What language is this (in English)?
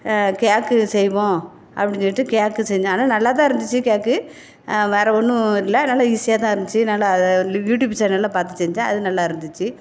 Tamil